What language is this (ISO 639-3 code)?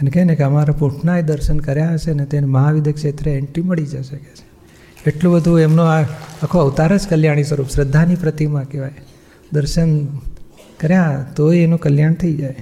guj